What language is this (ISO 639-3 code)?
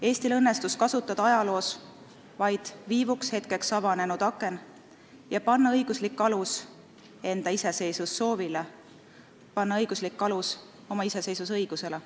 est